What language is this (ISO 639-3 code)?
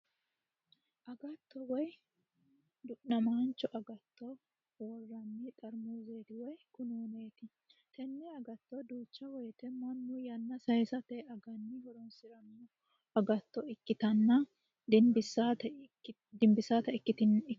sid